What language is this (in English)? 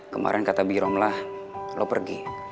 Indonesian